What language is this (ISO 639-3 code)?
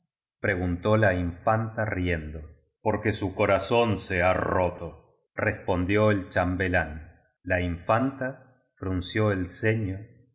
spa